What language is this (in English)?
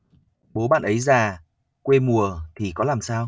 Vietnamese